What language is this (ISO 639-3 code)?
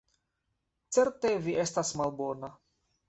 epo